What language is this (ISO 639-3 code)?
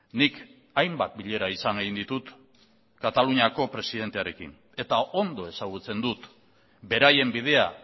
eus